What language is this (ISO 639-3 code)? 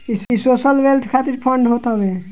bho